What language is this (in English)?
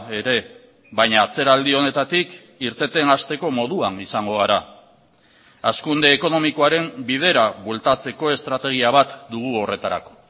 Basque